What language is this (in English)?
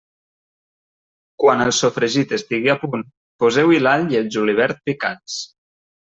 Catalan